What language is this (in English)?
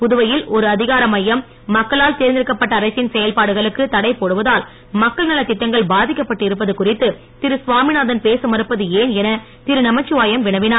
Tamil